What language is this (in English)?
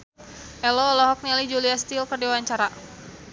Sundanese